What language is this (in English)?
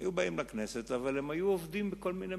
Hebrew